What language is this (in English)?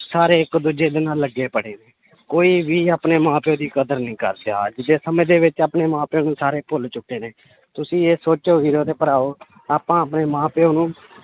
Punjabi